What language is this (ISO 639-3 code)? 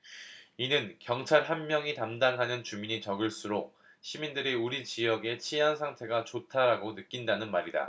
kor